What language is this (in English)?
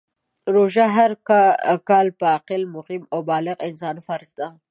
Pashto